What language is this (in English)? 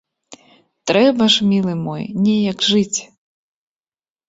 Belarusian